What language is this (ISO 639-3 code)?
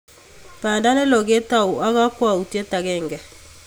kln